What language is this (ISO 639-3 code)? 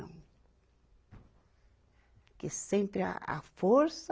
por